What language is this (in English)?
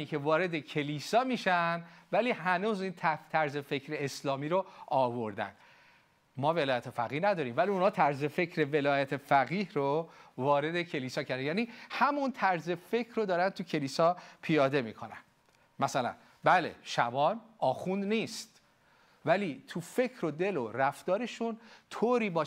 Persian